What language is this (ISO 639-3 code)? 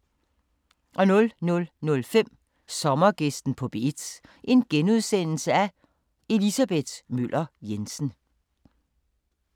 dan